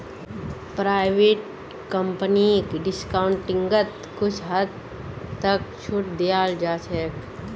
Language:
Magahi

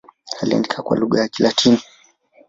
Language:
Swahili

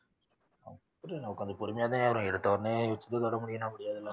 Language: Tamil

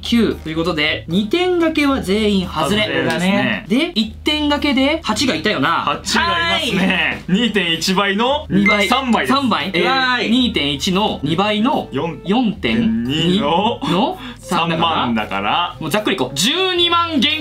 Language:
Japanese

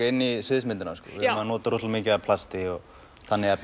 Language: Icelandic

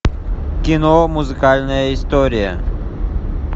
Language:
Russian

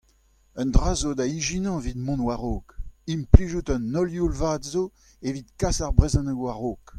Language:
Breton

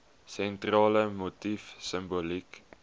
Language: Afrikaans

